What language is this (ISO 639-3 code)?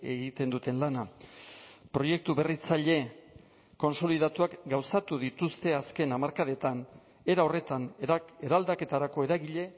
eus